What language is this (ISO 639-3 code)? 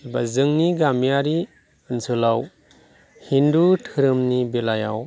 brx